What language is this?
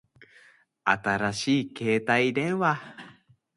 Japanese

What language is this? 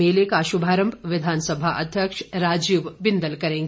Hindi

